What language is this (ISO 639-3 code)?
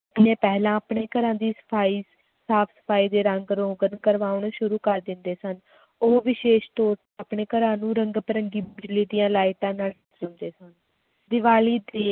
pan